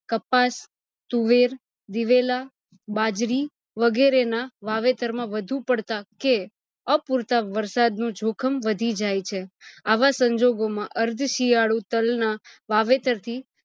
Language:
Gujarati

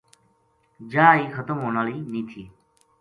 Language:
Gujari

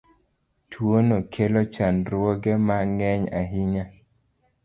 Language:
Luo (Kenya and Tanzania)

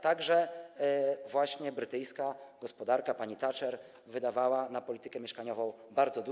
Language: Polish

